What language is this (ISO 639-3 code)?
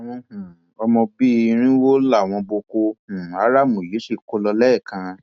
yor